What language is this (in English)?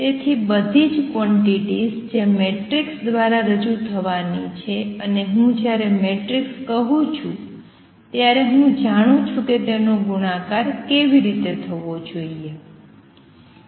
Gujarati